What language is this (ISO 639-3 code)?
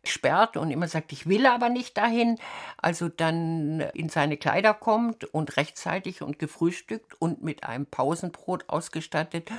deu